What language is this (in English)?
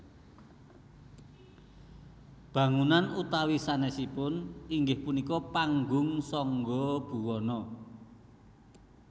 Javanese